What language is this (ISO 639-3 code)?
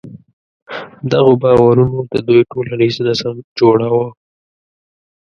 pus